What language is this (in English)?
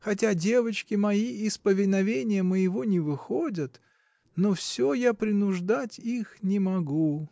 Russian